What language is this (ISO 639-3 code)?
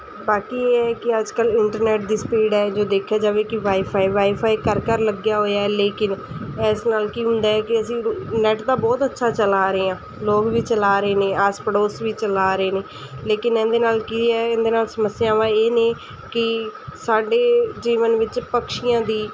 pan